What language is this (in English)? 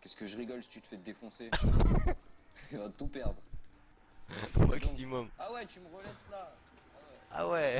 French